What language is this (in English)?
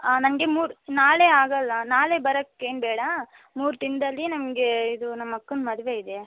Kannada